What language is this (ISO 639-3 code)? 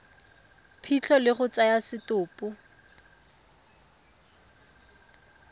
tsn